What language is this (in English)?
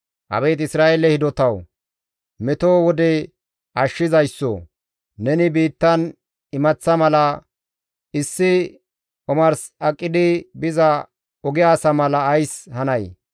Gamo